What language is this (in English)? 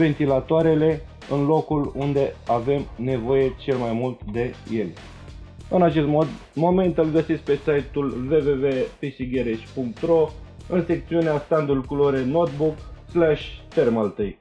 Romanian